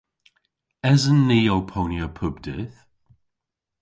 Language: Cornish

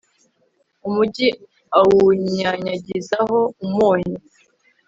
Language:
Kinyarwanda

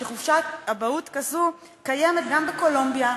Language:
Hebrew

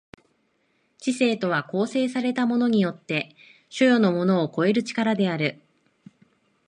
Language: Japanese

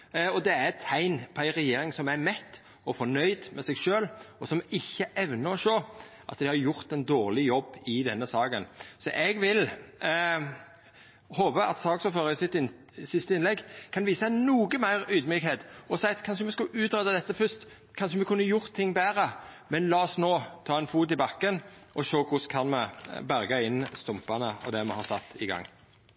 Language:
Norwegian Nynorsk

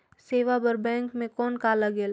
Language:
Chhattisgarhi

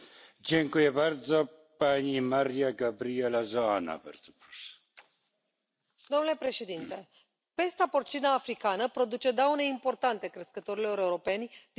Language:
Romanian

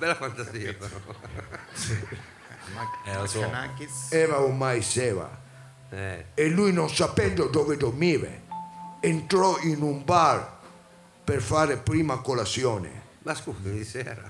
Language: Italian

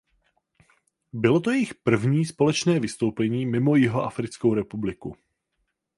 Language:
Czech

